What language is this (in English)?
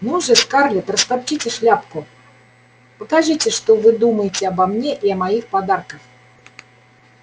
Russian